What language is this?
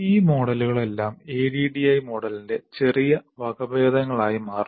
Malayalam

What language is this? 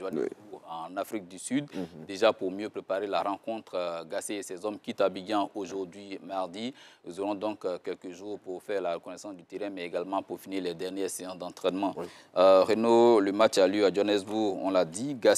French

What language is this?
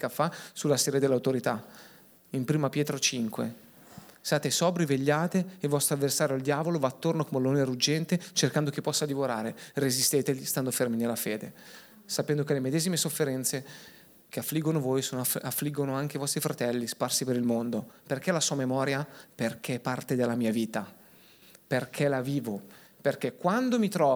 Italian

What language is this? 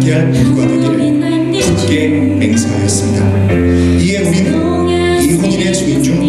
Korean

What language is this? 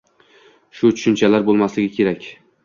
Uzbek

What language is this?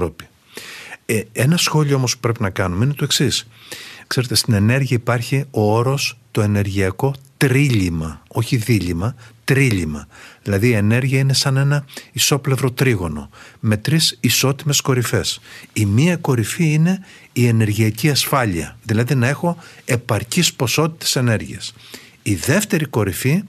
Greek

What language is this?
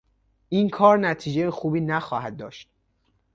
Persian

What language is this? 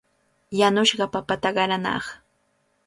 Cajatambo North Lima Quechua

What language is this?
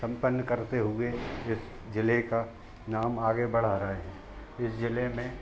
Hindi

